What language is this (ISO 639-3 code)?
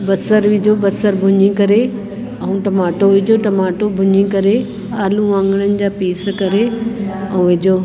snd